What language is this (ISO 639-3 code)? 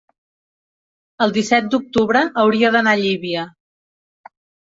cat